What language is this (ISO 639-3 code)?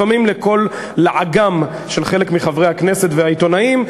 heb